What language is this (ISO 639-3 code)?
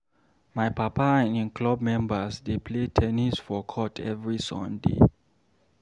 pcm